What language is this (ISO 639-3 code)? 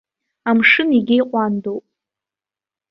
abk